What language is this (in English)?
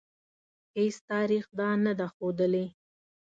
Pashto